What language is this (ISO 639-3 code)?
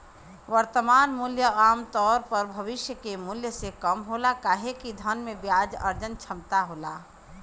bho